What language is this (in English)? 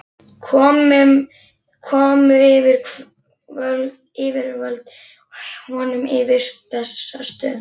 Icelandic